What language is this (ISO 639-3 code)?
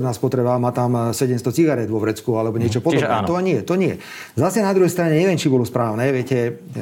slk